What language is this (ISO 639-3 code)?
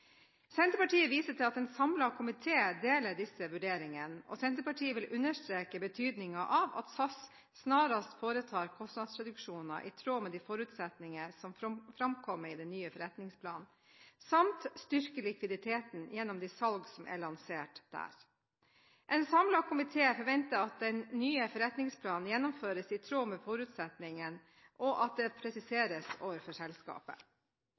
nob